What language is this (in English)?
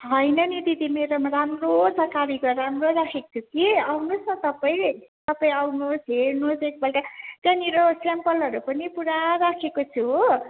Nepali